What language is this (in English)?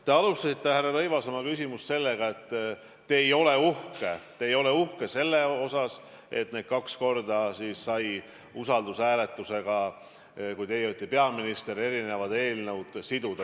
Estonian